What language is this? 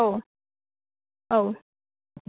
Bodo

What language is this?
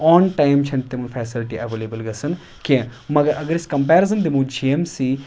Kashmiri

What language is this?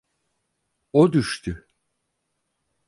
Turkish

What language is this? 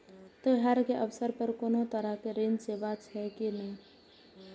Maithili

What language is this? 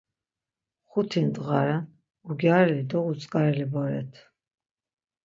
Laz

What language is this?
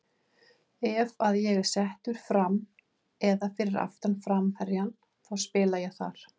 Icelandic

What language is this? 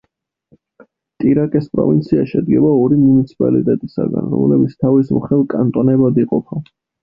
Georgian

